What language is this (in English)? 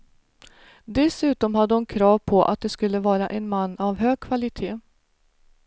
Swedish